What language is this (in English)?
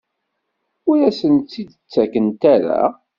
Kabyle